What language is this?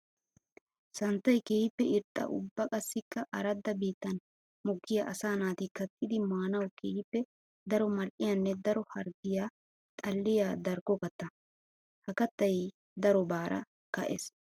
Wolaytta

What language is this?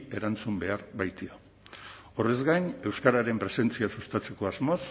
Basque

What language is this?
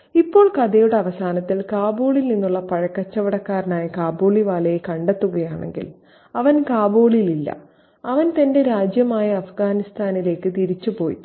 Malayalam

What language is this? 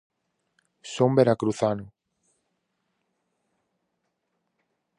Galician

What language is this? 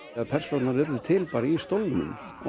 Icelandic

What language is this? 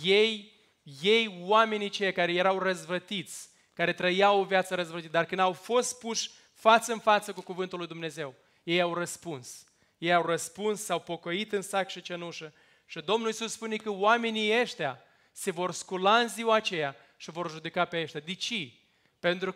Romanian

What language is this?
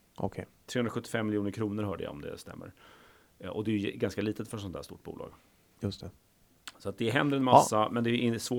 Swedish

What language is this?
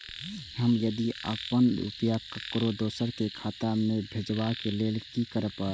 Maithili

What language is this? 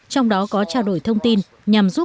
Vietnamese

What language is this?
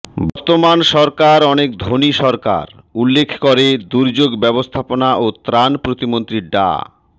Bangla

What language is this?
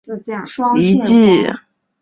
Chinese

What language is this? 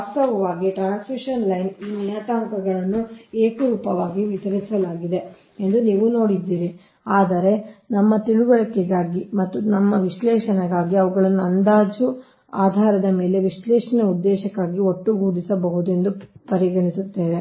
Kannada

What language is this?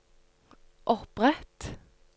Norwegian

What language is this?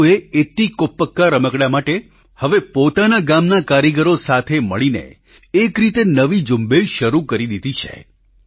Gujarati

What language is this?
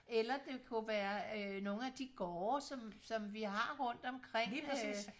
Danish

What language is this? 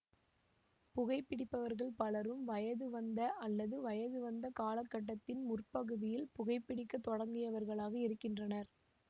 Tamil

